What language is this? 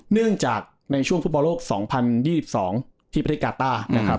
Thai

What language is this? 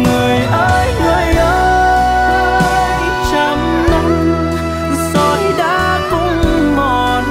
Vietnamese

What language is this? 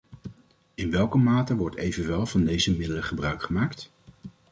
Dutch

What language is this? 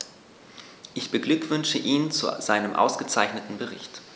German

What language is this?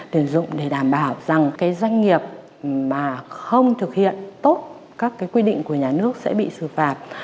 Vietnamese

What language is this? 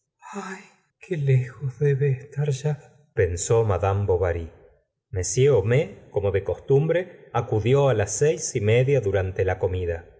Spanish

